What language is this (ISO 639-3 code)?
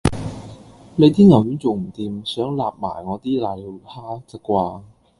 yue